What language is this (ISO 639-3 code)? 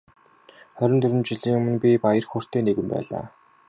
mon